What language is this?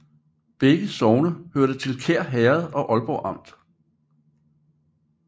Danish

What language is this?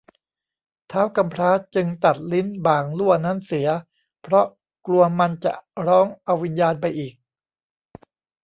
Thai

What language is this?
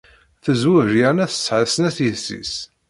Kabyle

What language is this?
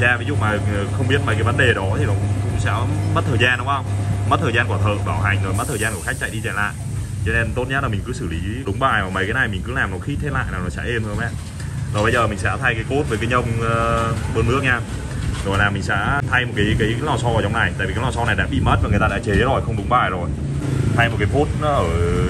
Vietnamese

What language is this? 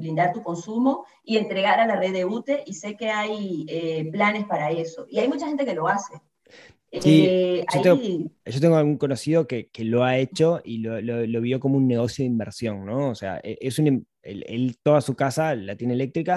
Spanish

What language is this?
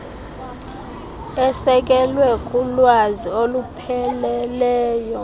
Xhosa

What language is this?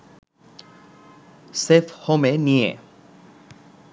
Bangla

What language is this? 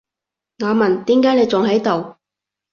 Cantonese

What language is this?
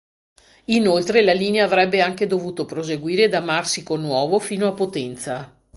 Italian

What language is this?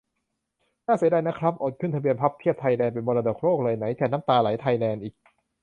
Thai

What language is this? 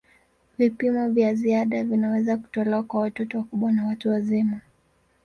Swahili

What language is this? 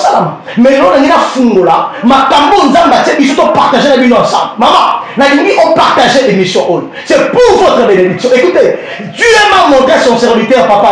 French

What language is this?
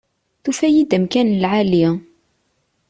Kabyle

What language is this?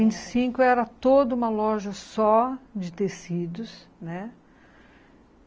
Portuguese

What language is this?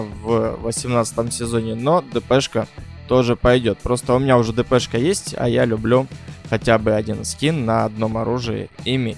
Russian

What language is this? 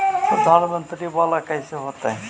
Magahi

